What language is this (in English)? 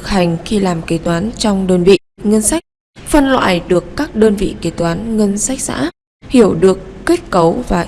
Vietnamese